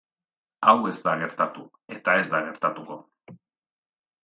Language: Basque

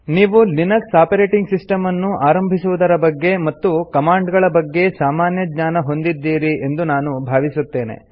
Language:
Kannada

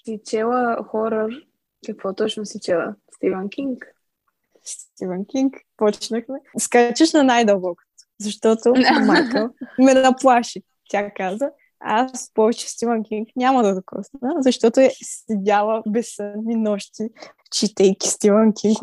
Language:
Bulgarian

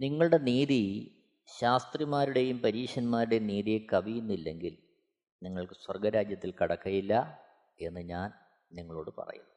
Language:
Malayalam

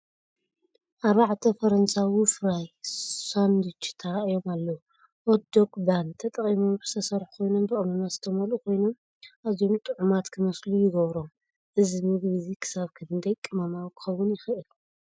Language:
Tigrinya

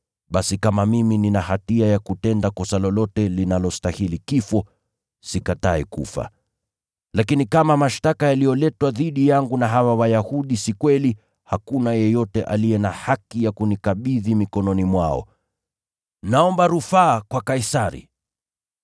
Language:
Swahili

